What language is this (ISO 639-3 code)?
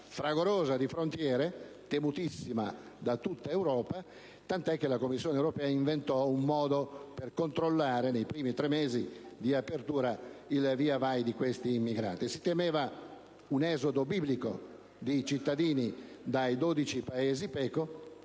ita